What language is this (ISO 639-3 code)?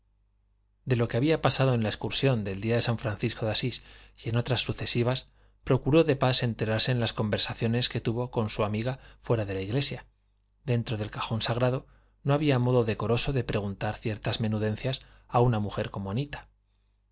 spa